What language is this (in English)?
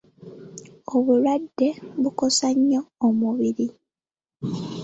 Ganda